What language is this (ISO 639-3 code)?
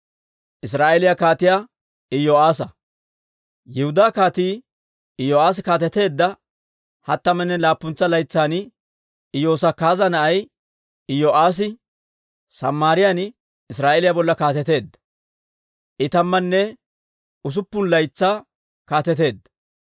dwr